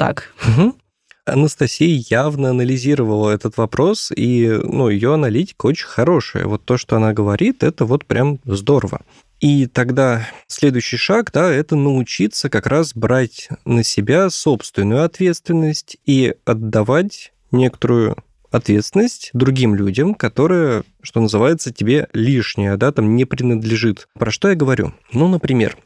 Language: Russian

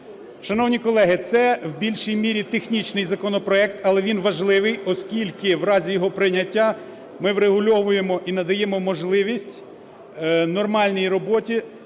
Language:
Ukrainian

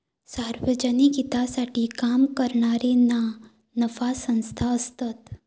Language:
Marathi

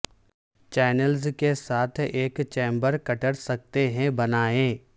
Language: Urdu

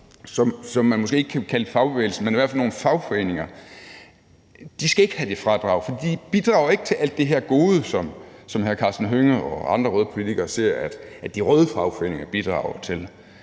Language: Danish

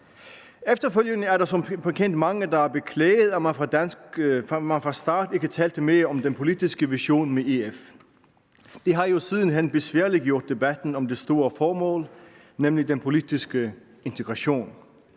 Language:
Danish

